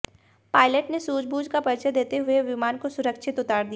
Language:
Hindi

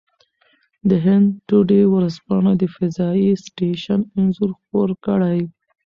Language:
Pashto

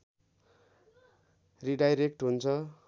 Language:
Nepali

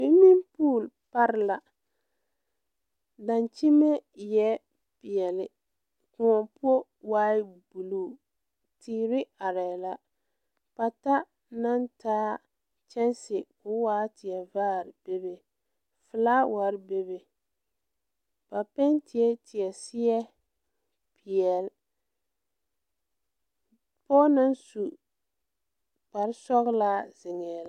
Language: Southern Dagaare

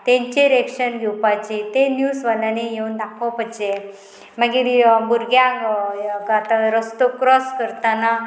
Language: Konkani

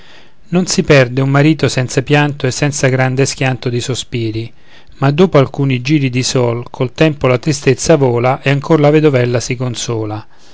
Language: Italian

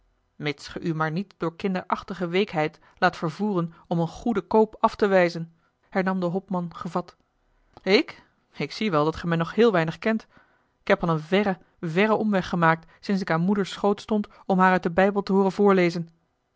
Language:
Dutch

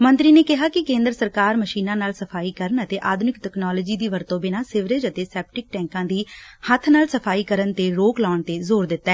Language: Punjabi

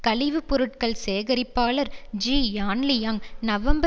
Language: Tamil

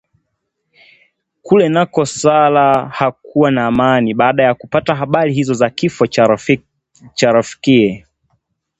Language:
Swahili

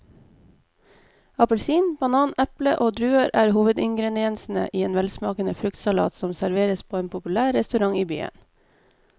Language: Norwegian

